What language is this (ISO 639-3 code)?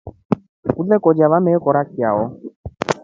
rof